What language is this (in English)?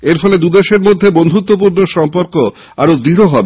Bangla